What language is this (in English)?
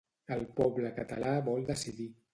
Catalan